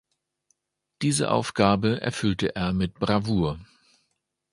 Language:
German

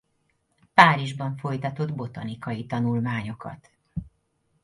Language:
Hungarian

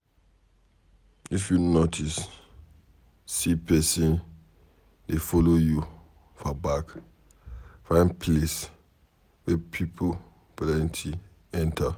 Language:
Nigerian Pidgin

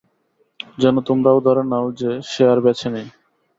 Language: Bangla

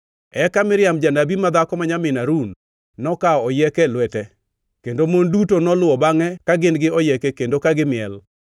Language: Luo (Kenya and Tanzania)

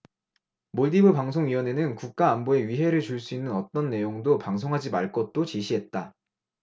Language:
Korean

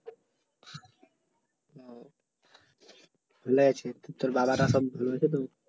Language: Bangla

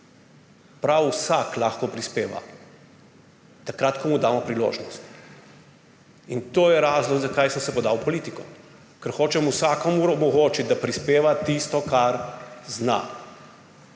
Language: Slovenian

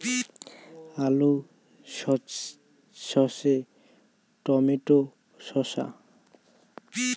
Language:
Bangla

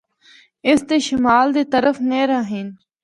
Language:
Northern Hindko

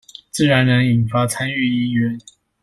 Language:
Chinese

